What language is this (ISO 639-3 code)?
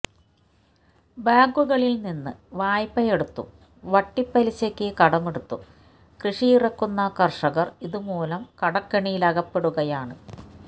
mal